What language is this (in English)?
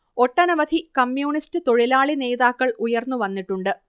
Malayalam